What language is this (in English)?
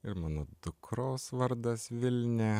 Lithuanian